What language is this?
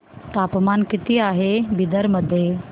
Marathi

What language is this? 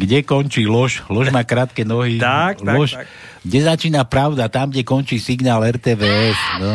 Slovak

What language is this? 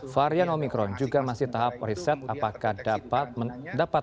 Indonesian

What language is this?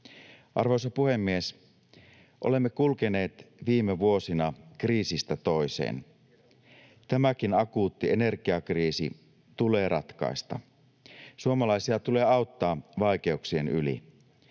Finnish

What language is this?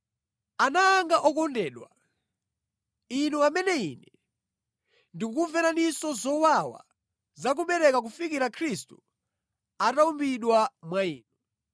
Nyanja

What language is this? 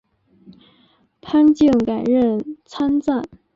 Chinese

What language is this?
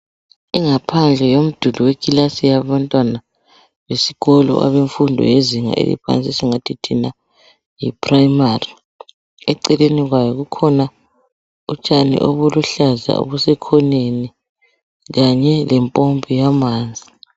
North Ndebele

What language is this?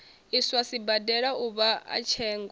Venda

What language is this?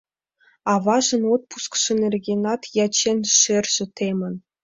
Mari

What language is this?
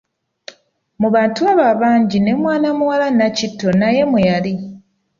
Ganda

